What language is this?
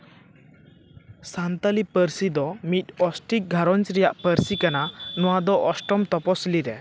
Santali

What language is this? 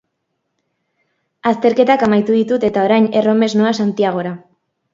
Basque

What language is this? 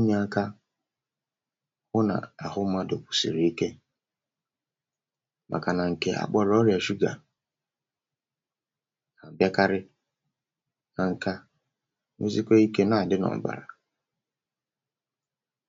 Igbo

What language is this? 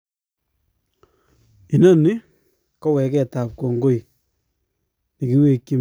Kalenjin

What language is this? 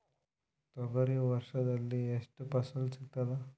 Kannada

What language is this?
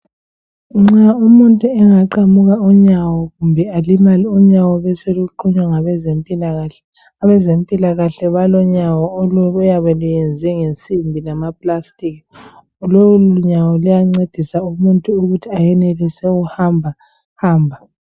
North Ndebele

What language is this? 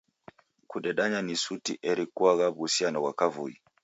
Taita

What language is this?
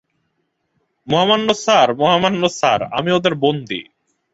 Bangla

